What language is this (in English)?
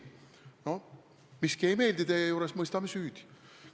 Estonian